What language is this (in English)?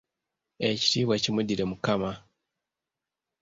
Ganda